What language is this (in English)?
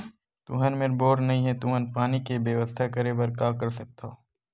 Chhattisgarhi